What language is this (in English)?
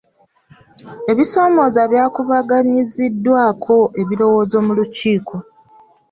Ganda